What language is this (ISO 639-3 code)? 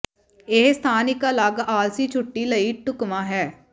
pan